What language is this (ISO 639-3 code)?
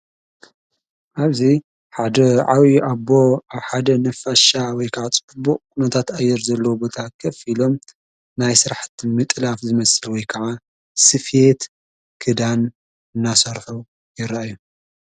tir